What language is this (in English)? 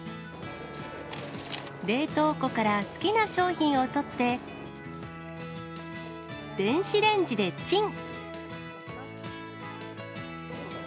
Japanese